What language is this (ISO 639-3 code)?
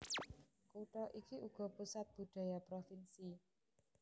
jav